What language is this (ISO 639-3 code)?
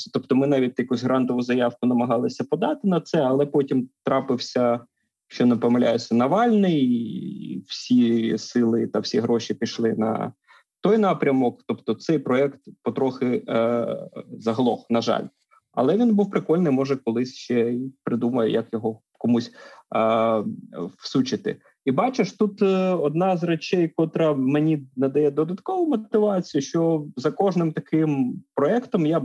ukr